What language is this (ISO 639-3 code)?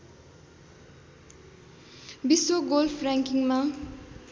nep